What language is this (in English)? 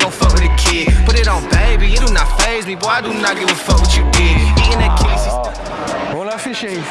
French